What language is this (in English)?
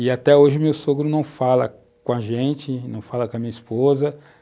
Portuguese